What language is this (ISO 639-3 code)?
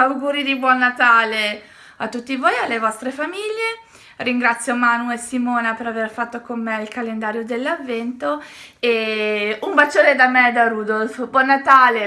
ita